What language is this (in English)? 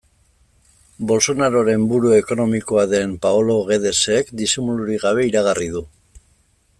Basque